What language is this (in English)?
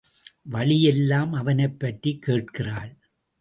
Tamil